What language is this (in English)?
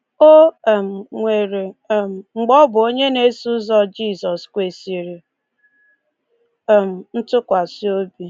Igbo